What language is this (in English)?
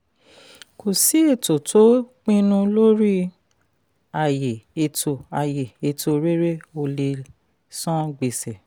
Yoruba